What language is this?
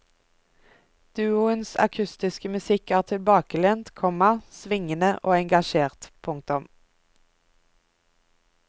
Norwegian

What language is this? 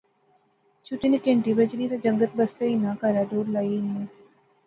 Pahari-Potwari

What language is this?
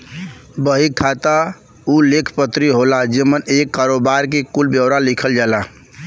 Bhojpuri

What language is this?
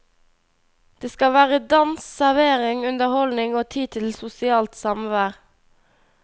Norwegian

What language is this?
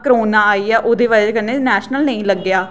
Dogri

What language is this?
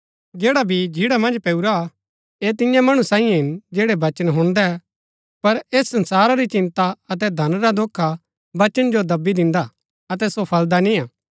Gaddi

